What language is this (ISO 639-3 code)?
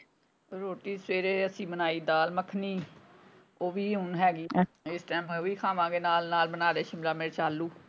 pan